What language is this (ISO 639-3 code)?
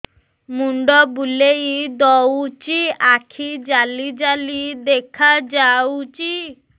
ori